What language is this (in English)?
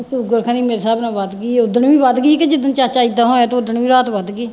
Punjabi